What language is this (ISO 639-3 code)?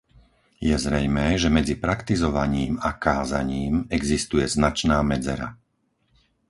slk